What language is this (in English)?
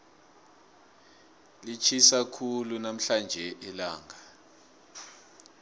South Ndebele